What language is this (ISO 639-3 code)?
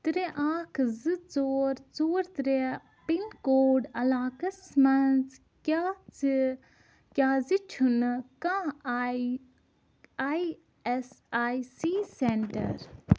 kas